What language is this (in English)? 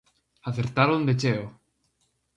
Galician